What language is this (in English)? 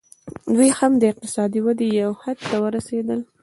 Pashto